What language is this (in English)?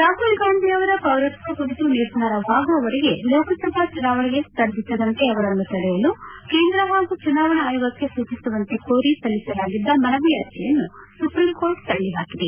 Kannada